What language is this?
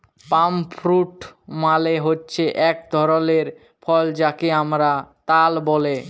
Bangla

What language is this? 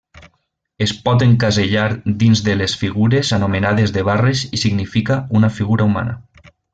Catalan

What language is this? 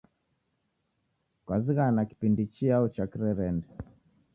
Taita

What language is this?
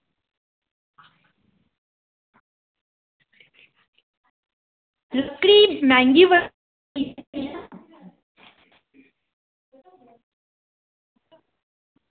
Dogri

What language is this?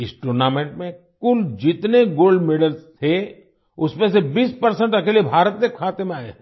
Hindi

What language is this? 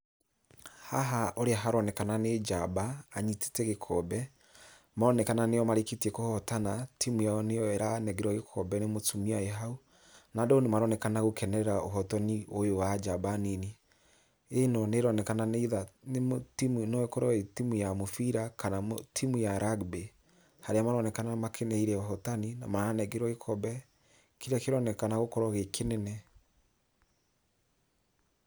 Kikuyu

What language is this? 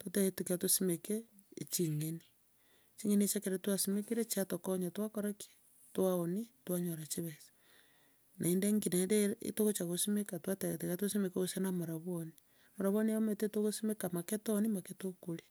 Gusii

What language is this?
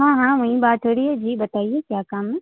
Urdu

